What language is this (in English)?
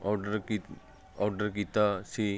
Punjabi